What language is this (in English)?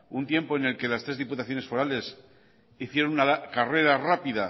Spanish